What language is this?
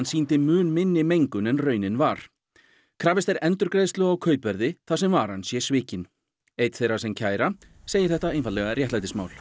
Icelandic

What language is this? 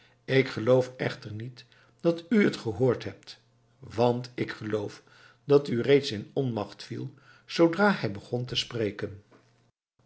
Dutch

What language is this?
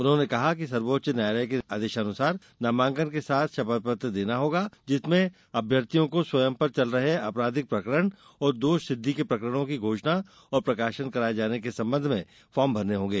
Hindi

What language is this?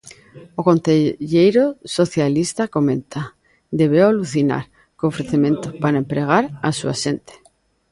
Galician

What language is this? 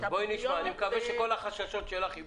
Hebrew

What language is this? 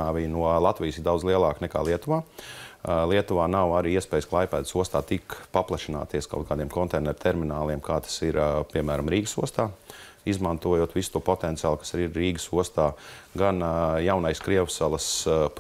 Latvian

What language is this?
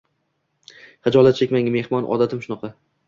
Uzbek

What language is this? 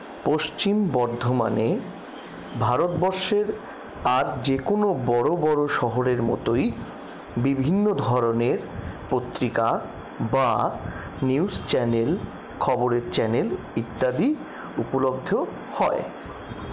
Bangla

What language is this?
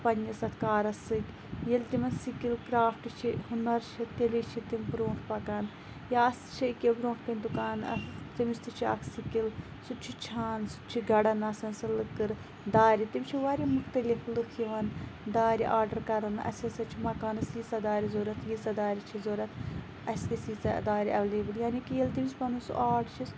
Kashmiri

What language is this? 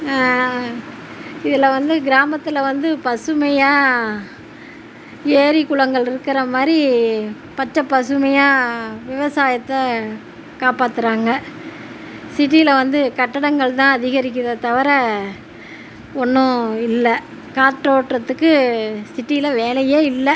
Tamil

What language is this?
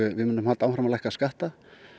Icelandic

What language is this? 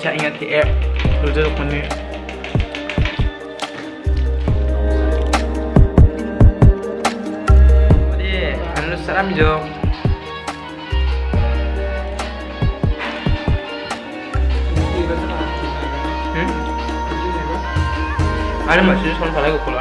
Indonesian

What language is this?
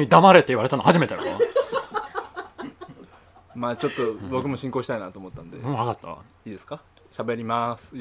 Japanese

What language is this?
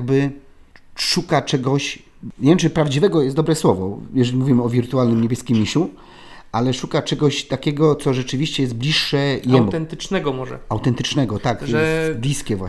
Polish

